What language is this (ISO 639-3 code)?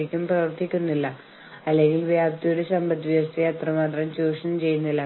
mal